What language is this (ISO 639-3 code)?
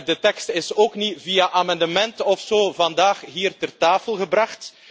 nld